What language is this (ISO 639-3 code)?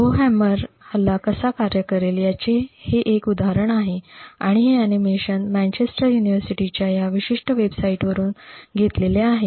mar